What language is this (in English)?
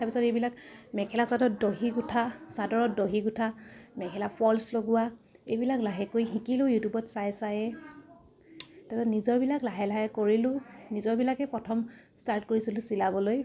Assamese